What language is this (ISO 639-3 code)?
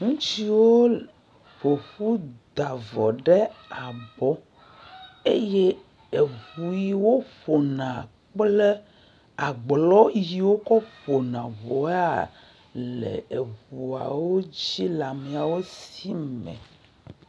ewe